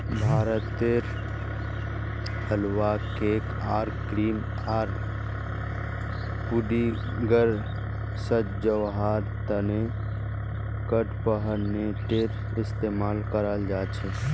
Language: Magahi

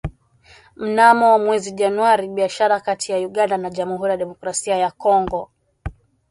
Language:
Swahili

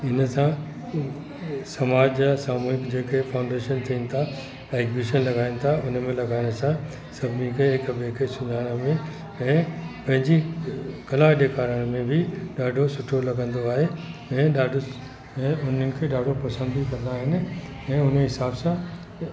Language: Sindhi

